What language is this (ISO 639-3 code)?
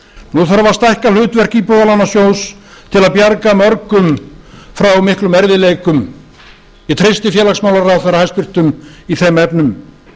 isl